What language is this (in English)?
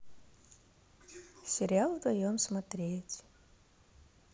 Russian